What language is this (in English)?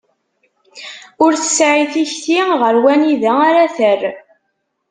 Kabyle